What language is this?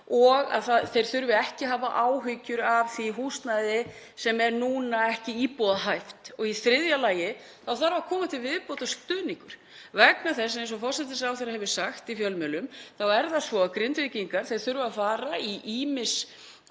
Icelandic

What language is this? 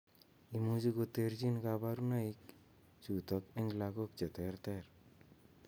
Kalenjin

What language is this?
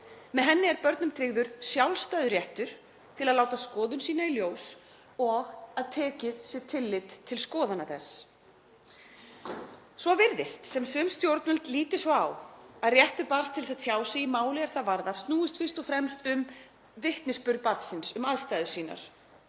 Icelandic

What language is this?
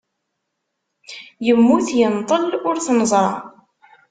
Kabyle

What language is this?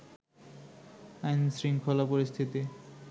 Bangla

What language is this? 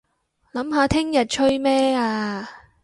Cantonese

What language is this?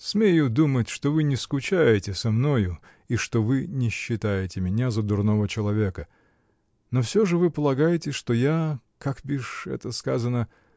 Russian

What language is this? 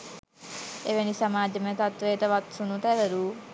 Sinhala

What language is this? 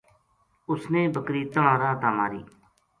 Gujari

